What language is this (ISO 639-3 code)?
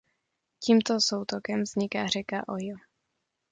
ces